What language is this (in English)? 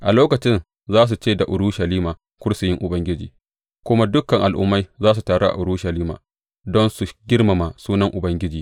Hausa